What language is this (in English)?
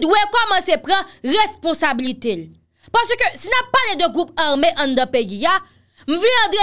French